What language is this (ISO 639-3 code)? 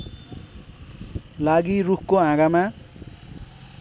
nep